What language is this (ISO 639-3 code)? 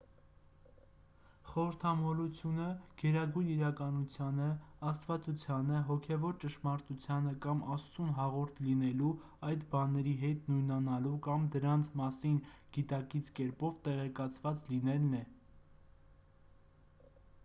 hye